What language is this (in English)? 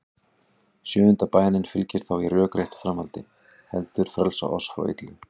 Icelandic